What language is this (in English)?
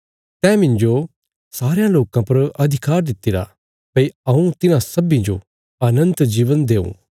Bilaspuri